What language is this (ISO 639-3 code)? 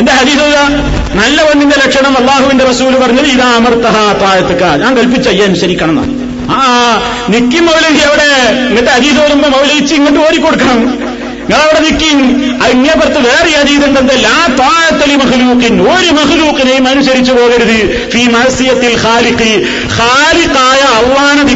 mal